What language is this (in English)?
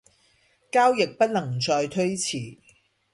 Cantonese